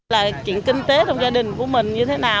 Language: Vietnamese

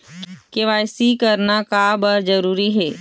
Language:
Chhattisgarhi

